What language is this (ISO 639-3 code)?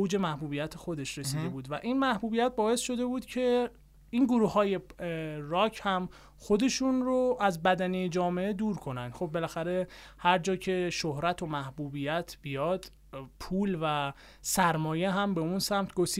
fas